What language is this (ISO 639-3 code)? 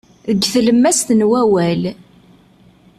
kab